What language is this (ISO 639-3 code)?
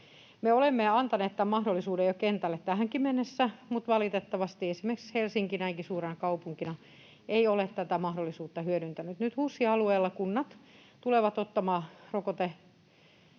fin